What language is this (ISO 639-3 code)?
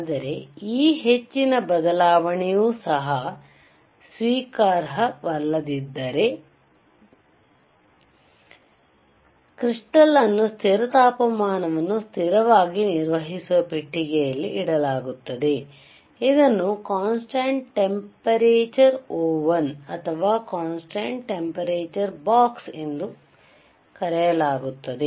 kan